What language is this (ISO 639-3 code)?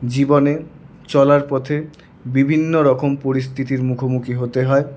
ben